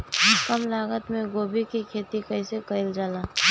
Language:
Bhojpuri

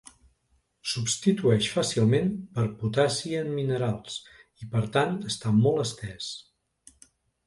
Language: Catalan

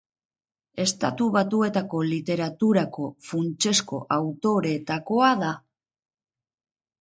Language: Basque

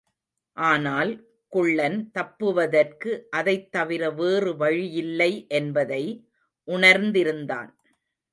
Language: Tamil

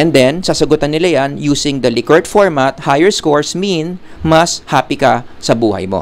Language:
Filipino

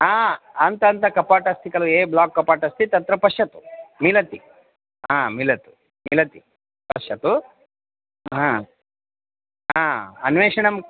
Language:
Sanskrit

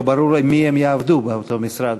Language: Hebrew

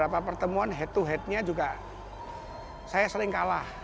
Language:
Indonesian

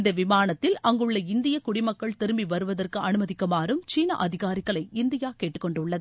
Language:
Tamil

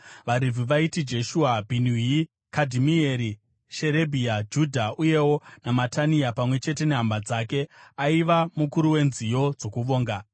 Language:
Shona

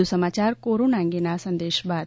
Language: Gujarati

